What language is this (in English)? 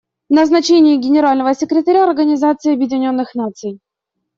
Russian